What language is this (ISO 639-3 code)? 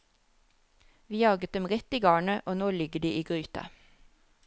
nor